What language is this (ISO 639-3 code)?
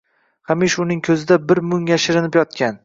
uzb